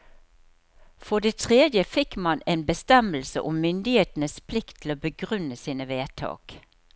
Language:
Norwegian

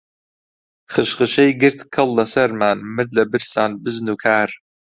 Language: Central Kurdish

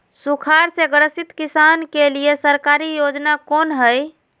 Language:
Magahi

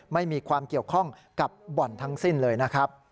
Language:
Thai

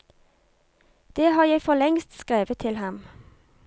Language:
Norwegian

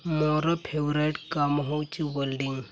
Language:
Odia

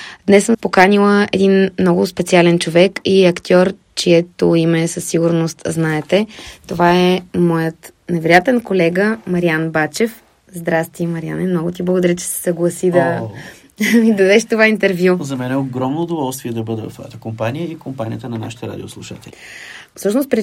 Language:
Bulgarian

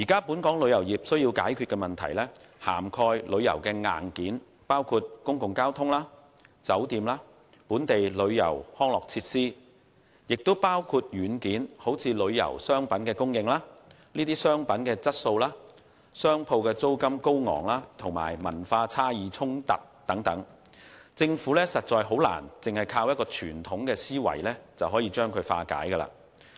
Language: Cantonese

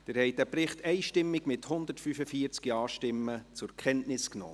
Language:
Swiss German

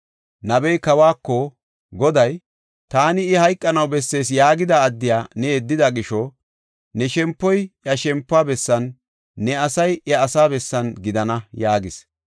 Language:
Gofa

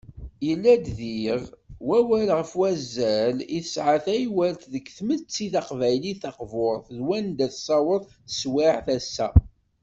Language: Kabyle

